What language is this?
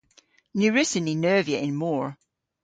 Cornish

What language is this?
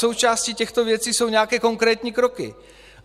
Czech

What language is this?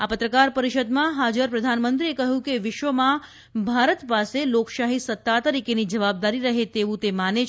Gujarati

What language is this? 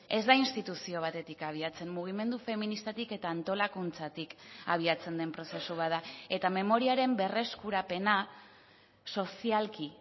Basque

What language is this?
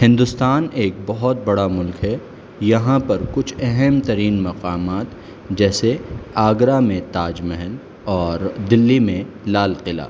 Urdu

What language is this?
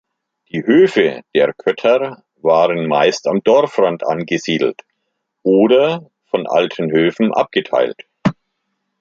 German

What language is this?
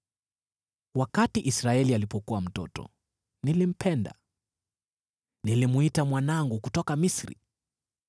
Swahili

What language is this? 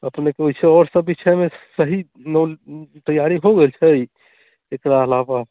Maithili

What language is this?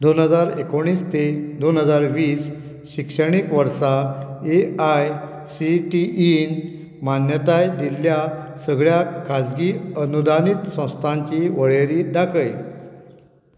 Konkani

